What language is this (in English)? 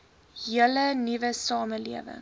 Afrikaans